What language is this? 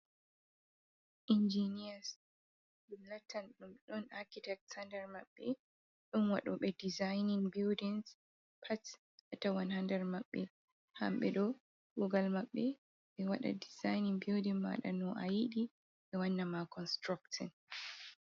Fula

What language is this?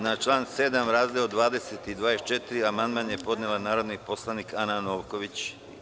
Serbian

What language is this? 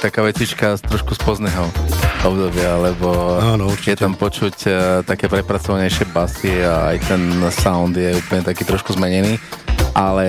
Slovak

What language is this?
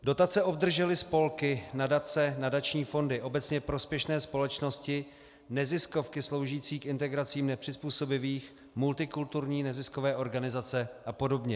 Czech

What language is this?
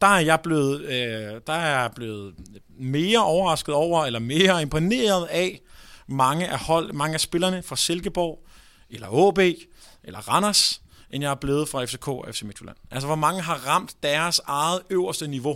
Danish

